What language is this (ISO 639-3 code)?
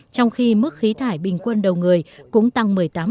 vie